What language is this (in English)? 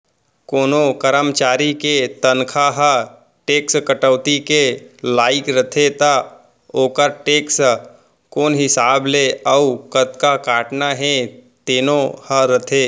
Chhattisgarhi